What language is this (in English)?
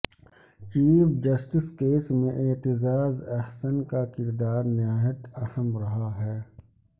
Urdu